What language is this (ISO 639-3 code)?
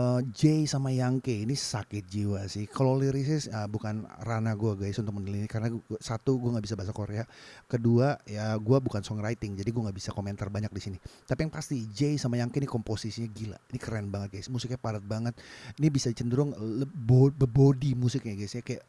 ind